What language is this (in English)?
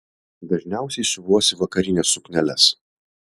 Lithuanian